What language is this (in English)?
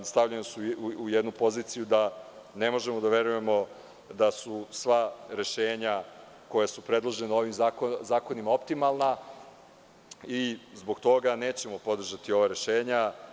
Serbian